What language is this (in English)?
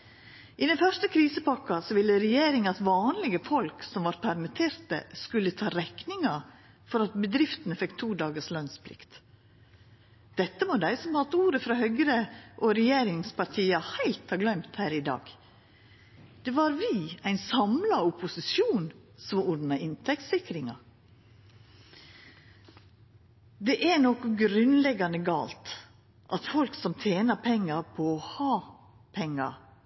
Norwegian Nynorsk